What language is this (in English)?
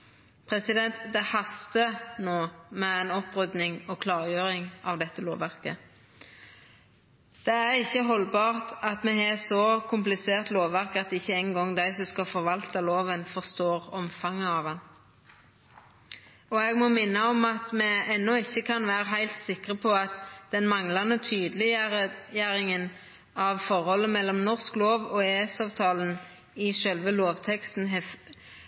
Norwegian Nynorsk